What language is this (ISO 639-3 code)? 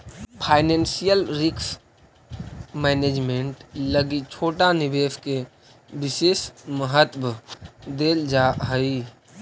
mag